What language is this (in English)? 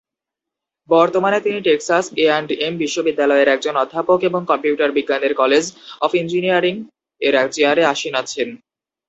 Bangla